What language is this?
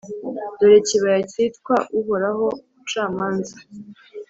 Kinyarwanda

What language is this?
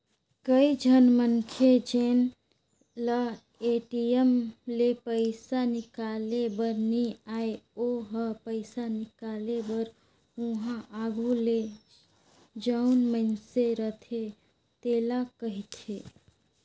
Chhattisgarhi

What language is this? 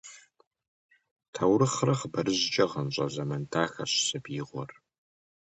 Kabardian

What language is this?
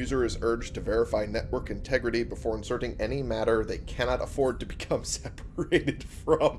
English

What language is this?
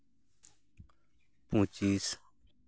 Santali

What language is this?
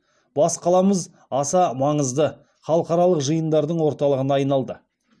Kazakh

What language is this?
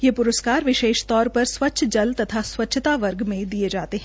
Hindi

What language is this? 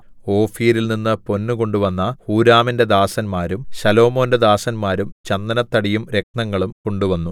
Malayalam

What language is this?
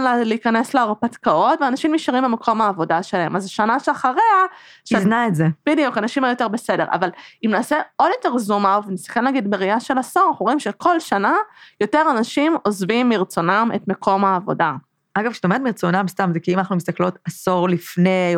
Hebrew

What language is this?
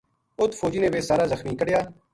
Gujari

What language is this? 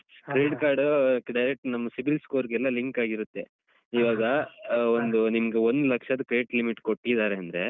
Kannada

